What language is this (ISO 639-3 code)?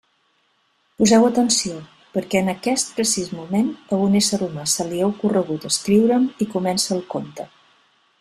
cat